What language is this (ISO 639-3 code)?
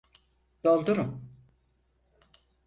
tur